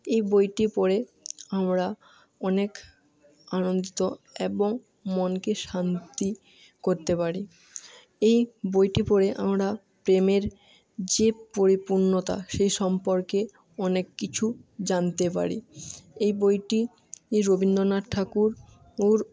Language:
Bangla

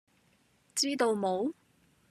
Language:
Cantonese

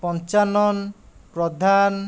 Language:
Odia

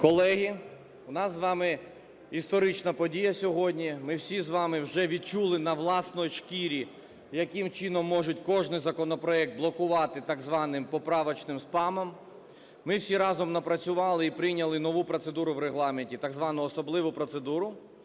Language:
Ukrainian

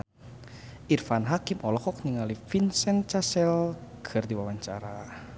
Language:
Sundanese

